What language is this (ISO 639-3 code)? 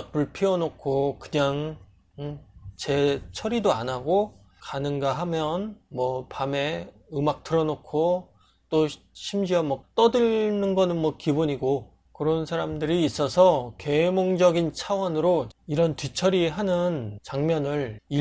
kor